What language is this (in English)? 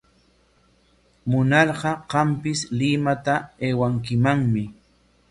Corongo Ancash Quechua